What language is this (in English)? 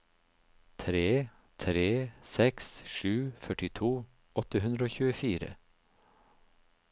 Norwegian